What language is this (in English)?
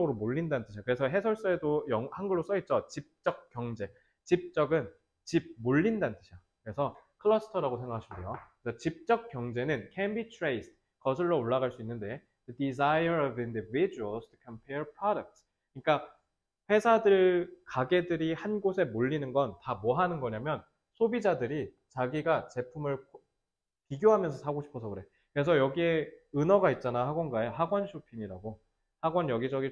Korean